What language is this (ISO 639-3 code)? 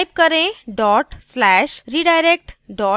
hin